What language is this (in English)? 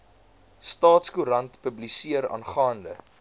Afrikaans